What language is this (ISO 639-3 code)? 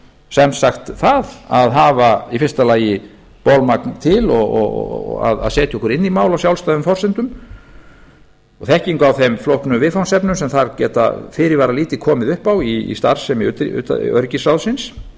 isl